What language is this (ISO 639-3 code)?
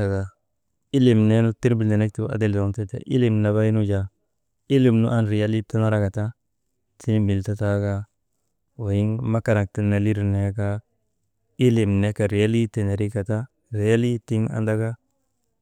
mde